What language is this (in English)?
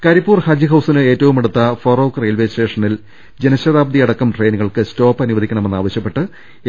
Malayalam